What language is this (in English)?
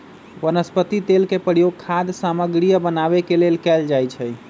Magahi